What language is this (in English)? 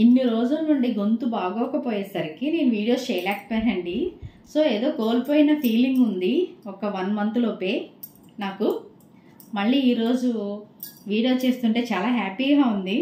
Telugu